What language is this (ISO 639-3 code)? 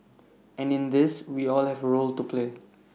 eng